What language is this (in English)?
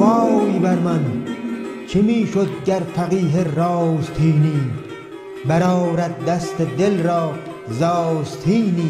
Persian